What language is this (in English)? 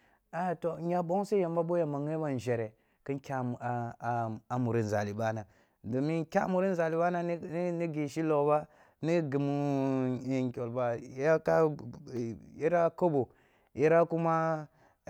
Kulung (Nigeria)